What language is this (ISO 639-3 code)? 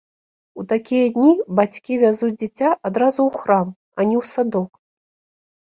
bel